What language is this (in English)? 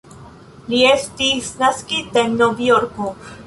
Esperanto